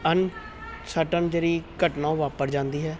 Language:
Punjabi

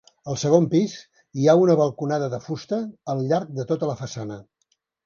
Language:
Catalan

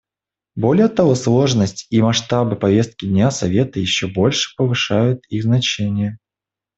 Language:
Russian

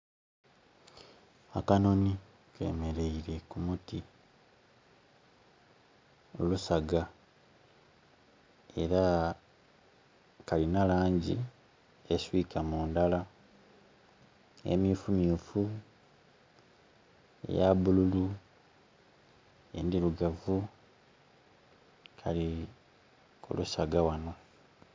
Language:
Soga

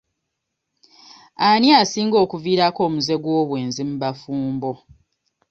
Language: Ganda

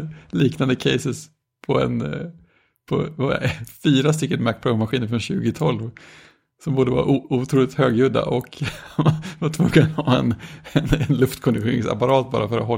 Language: Swedish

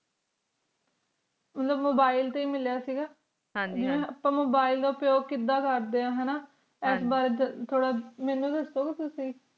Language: Punjabi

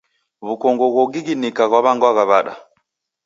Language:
Taita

